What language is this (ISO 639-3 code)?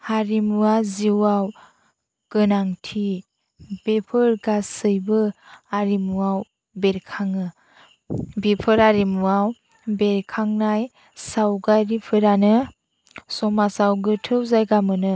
brx